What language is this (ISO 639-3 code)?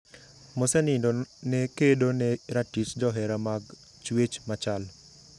luo